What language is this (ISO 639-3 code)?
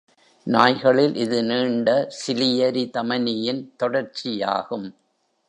tam